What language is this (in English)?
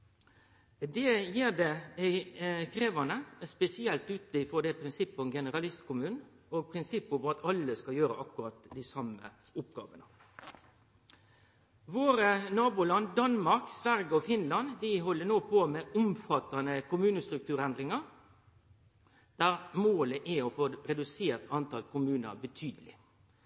Norwegian Nynorsk